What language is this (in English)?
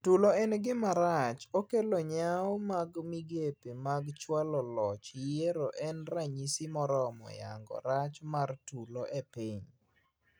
Luo (Kenya and Tanzania)